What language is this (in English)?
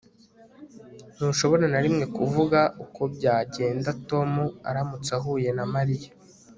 Kinyarwanda